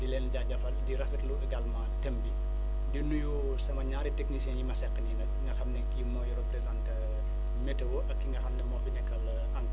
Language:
Wolof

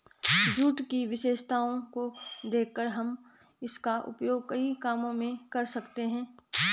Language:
Hindi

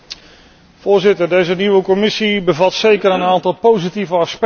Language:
Dutch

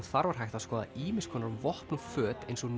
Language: Icelandic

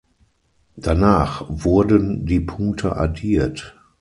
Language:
German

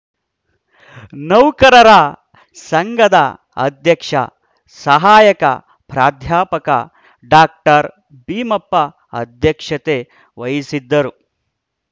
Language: Kannada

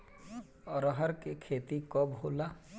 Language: Bhojpuri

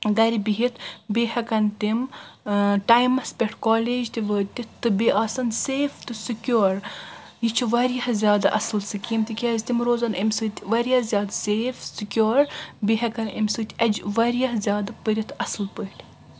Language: Kashmiri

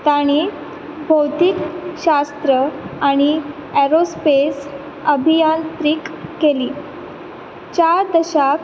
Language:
Konkani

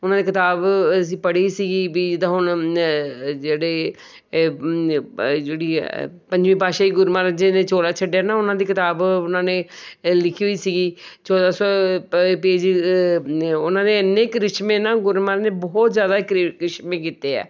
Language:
Punjabi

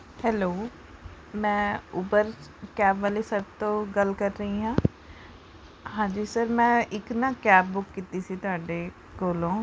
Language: Punjabi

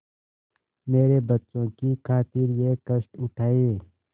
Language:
Hindi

